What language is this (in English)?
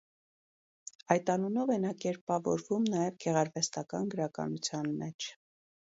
Armenian